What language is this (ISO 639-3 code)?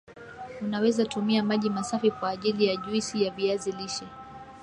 swa